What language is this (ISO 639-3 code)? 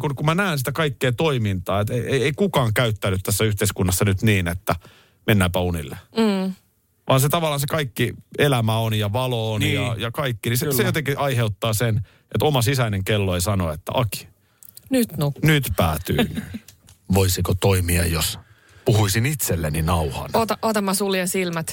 fin